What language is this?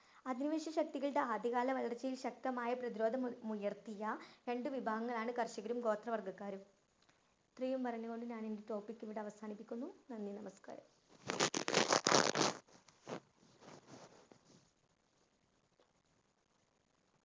Malayalam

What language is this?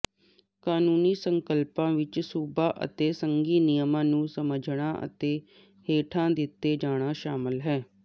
Punjabi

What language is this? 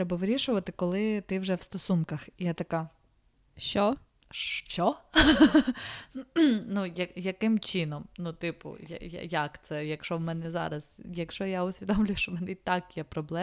Ukrainian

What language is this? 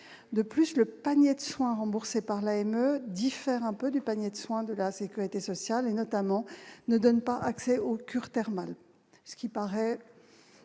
French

